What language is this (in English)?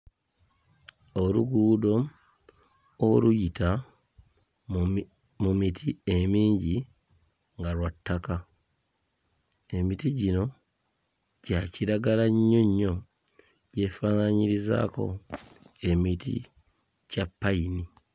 Ganda